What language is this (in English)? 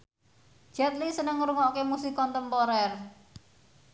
Javanese